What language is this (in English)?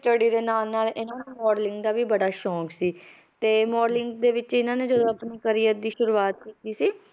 Punjabi